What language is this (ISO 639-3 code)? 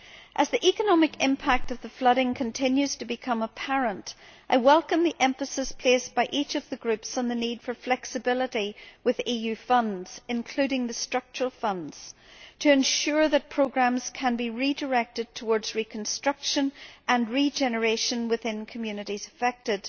eng